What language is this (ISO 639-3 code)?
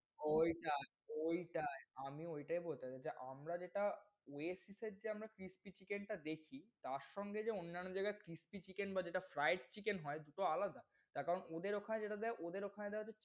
ben